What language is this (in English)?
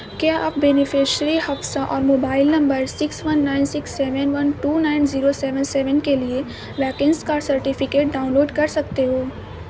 Urdu